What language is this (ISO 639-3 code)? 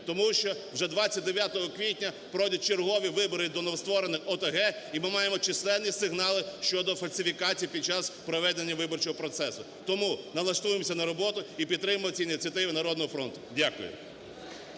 ukr